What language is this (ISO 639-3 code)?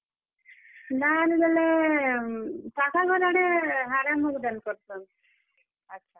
ori